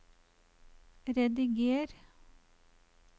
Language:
Norwegian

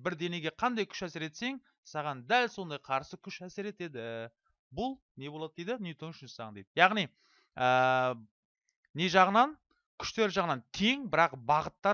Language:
Turkish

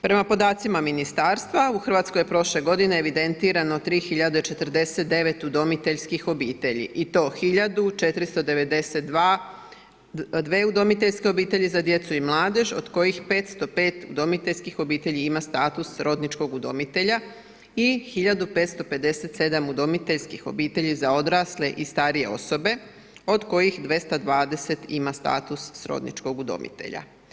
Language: Croatian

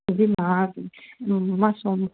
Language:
Sindhi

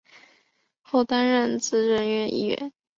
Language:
Chinese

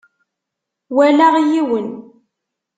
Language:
Kabyle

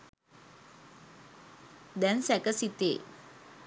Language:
Sinhala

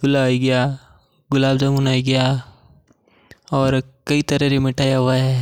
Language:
Mewari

